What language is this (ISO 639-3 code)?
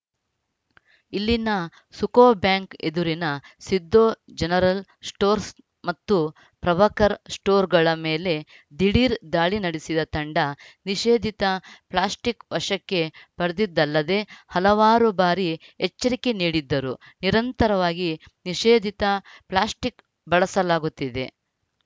kan